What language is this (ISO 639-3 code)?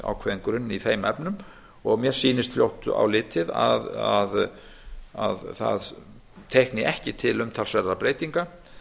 isl